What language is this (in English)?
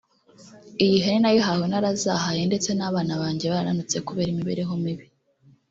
Kinyarwanda